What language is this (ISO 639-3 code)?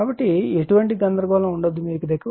tel